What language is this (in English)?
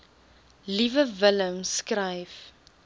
Afrikaans